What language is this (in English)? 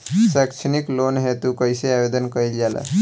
Bhojpuri